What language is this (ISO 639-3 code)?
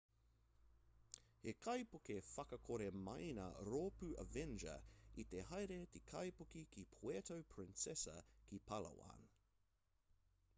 mri